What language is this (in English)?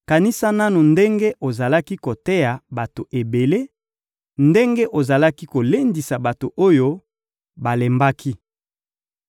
Lingala